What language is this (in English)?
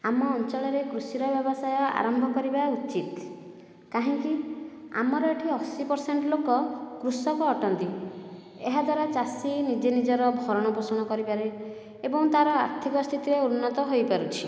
Odia